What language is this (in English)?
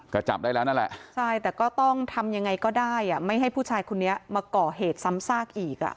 Thai